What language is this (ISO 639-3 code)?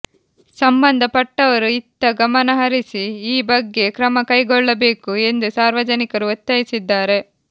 kan